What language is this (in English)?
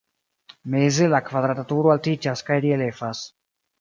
Esperanto